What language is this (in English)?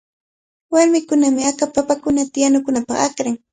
Cajatambo North Lima Quechua